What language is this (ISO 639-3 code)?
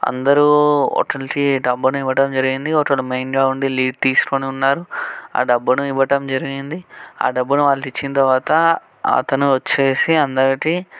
tel